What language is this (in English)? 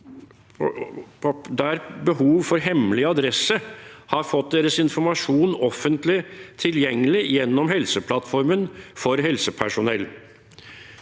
Norwegian